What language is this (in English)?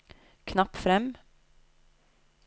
Norwegian